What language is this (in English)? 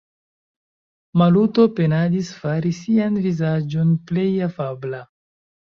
Esperanto